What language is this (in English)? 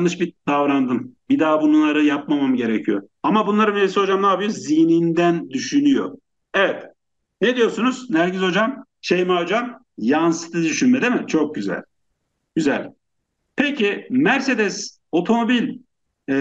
Turkish